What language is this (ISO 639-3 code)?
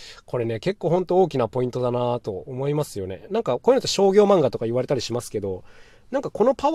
jpn